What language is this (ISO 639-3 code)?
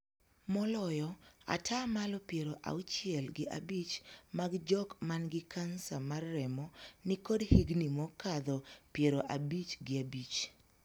luo